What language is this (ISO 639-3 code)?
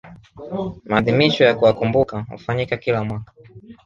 swa